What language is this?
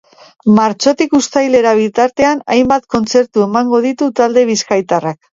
Basque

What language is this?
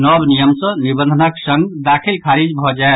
Maithili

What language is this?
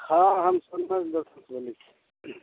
Maithili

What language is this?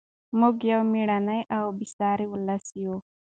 Pashto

